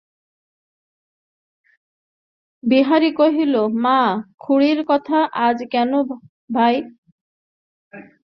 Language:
Bangla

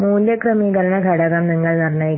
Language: Malayalam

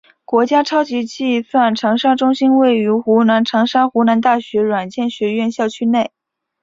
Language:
Chinese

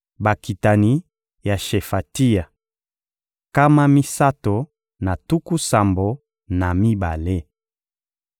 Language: Lingala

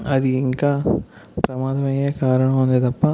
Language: Telugu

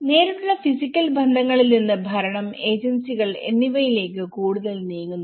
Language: Malayalam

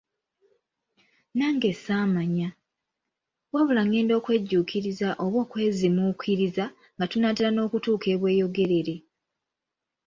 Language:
Ganda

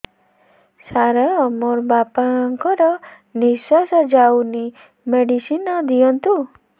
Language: Odia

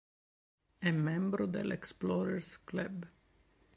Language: Italian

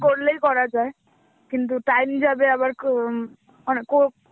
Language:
Bangla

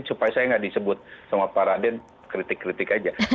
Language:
Indonesian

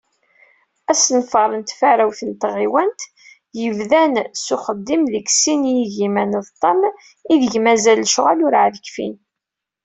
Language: Kabyle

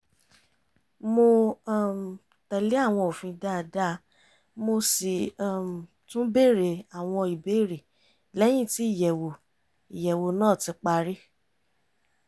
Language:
Yoruba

